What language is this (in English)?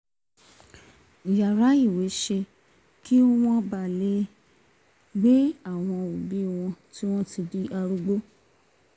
Yoruba